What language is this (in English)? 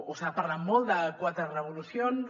Catalan